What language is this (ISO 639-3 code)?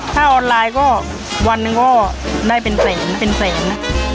tha